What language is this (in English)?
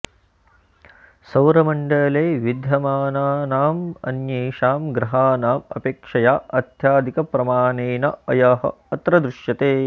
Sanskrit